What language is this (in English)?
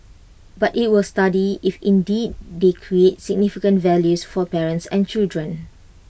English